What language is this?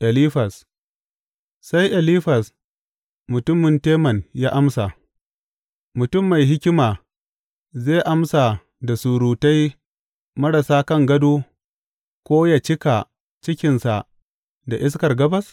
Hausa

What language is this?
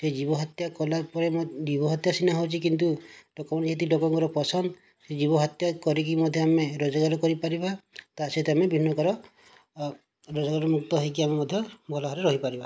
Odia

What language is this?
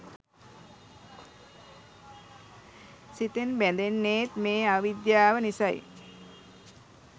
Sinhala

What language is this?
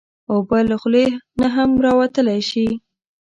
Pashto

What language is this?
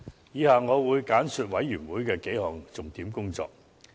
Cantonese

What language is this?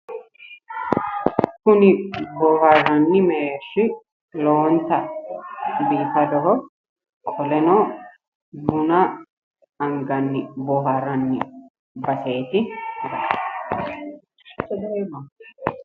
Sidamo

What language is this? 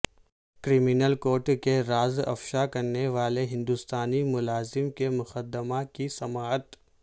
Urdu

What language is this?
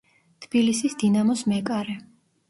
Georgian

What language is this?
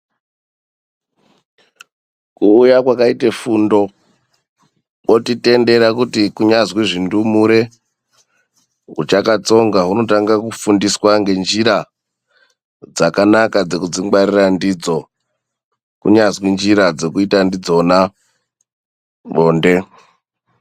Ndau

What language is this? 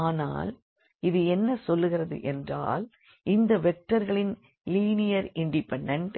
Tamil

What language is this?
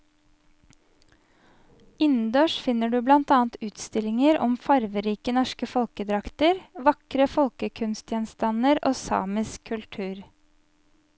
Norwegian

